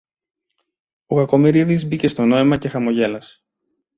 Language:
Greek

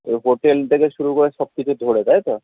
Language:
Bangla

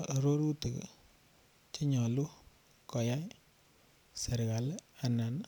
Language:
Kalenjin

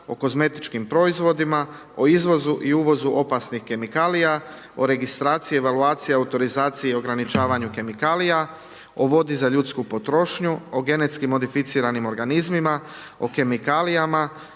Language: Croatian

